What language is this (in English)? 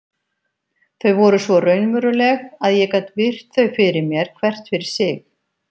Icelandic